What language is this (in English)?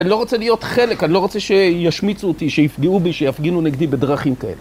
Hebrew